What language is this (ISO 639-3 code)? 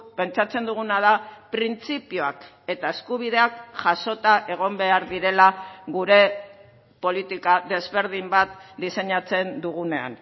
eus